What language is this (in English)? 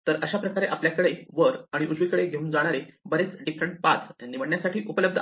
Marathi